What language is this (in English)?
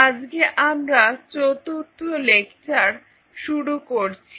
Bangla